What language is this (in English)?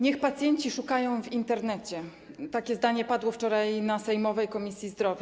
Polish